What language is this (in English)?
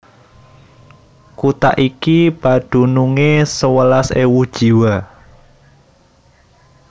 Javanese